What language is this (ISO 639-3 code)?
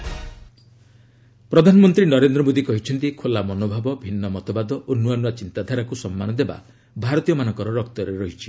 ori